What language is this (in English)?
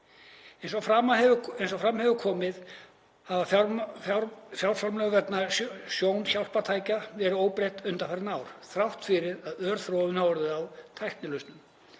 Icelandic